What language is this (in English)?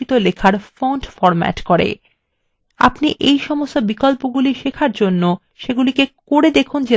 Bangla